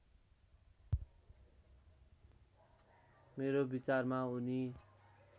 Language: Nepali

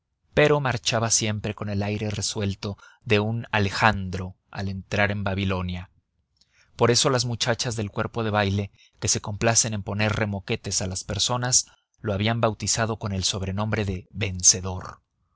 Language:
Spanish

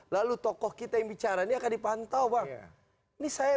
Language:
Indonesian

